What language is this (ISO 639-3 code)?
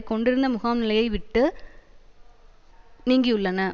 tam